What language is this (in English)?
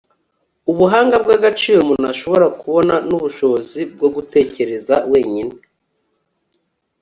Kinyarwanda